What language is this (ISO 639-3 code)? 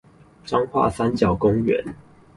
zho